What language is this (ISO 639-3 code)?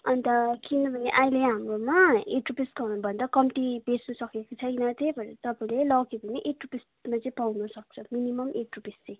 nep